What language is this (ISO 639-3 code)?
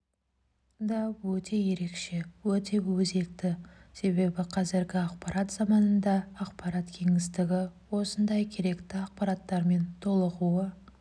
kaz